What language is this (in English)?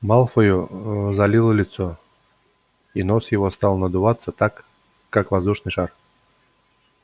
Russian